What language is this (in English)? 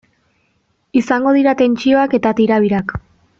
Basque